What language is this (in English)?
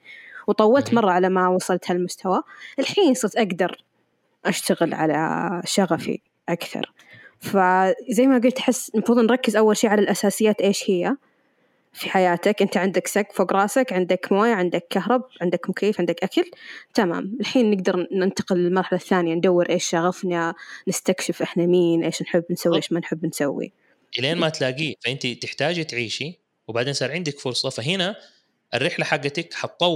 Arabic